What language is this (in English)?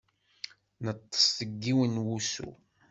Kabyle